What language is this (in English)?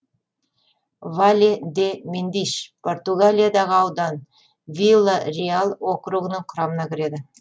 Kazakh